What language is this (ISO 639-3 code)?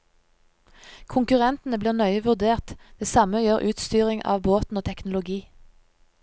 nor